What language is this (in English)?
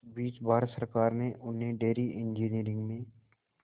Hindi